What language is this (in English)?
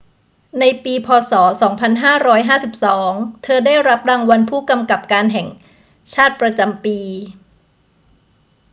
Thai